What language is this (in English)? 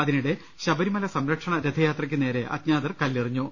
Malayalam